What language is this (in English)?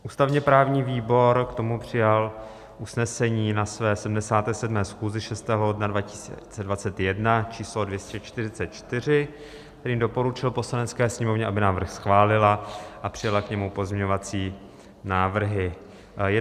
Czech